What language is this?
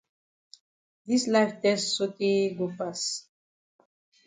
Cameroon Pidgin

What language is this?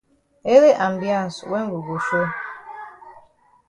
Cameroon Pidgin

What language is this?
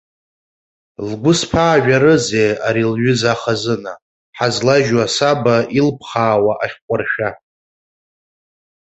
Abkhazian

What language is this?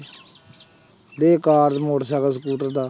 Punjabi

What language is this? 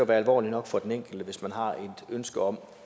Danish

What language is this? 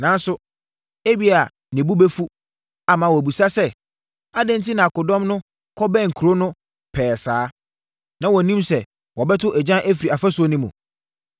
Akan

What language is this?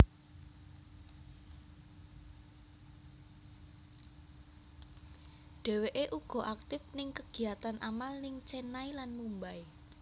Javanese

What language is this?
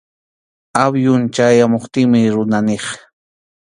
Arequipa-La Unión Quechua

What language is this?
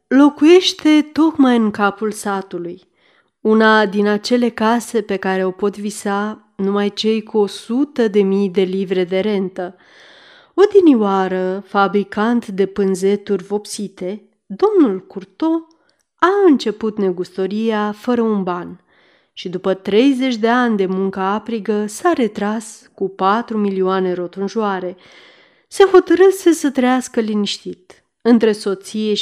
Romanian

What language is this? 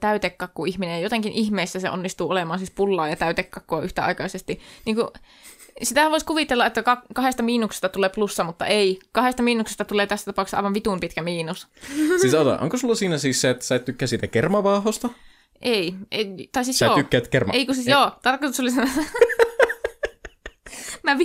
Finnish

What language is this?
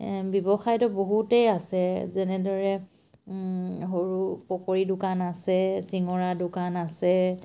Assamese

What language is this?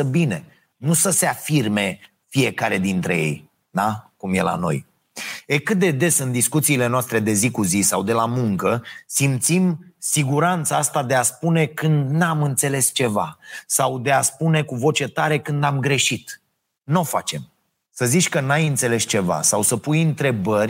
Romanian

